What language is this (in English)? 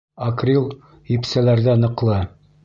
Bashkir